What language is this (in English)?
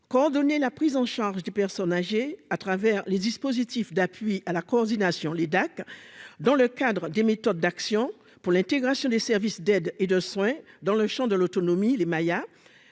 French